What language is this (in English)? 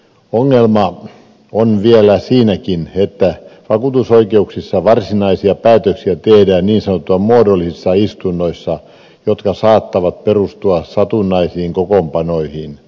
Finnish